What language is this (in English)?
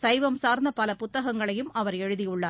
Tamil